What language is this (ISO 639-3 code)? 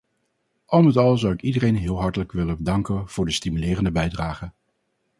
nld